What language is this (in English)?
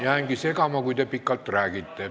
Estonian